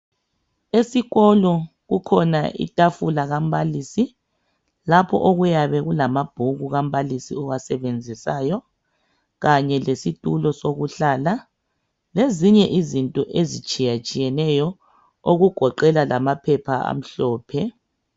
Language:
North Ndebele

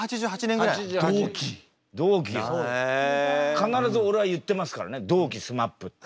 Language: Japanese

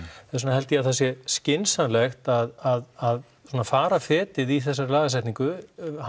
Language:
Icelandic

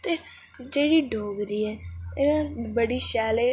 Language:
Dogri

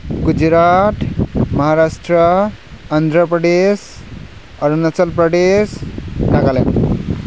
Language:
Bodo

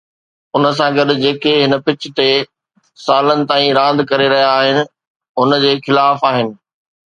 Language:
Sindhi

